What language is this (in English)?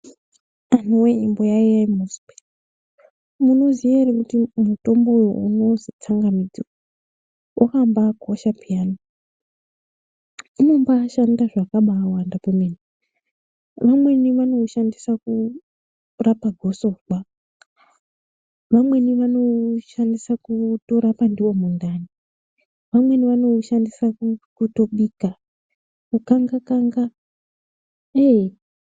Ndau